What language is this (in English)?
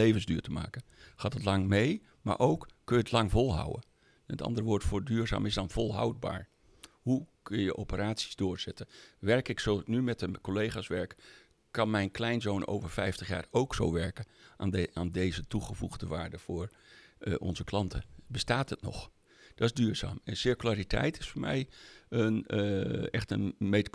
Dutch